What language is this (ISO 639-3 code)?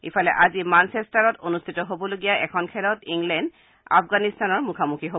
asm